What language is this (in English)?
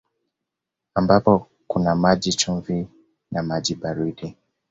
Swahili